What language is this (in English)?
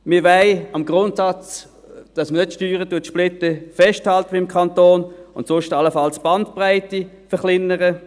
Swiss German